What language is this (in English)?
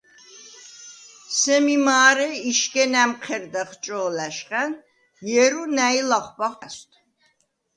Svan